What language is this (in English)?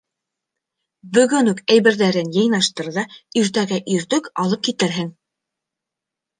Bashkir